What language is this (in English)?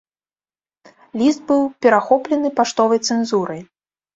Belarusian